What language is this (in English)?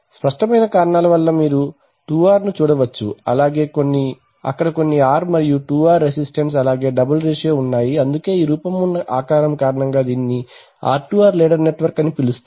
Telugu